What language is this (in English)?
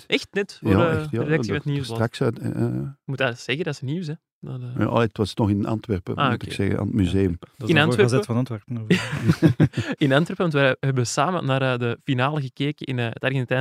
Dutch